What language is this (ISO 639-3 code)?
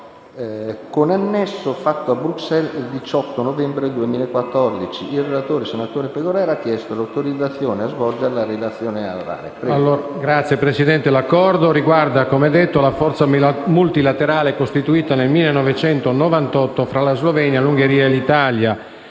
ita